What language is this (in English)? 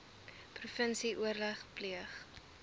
Afrikaans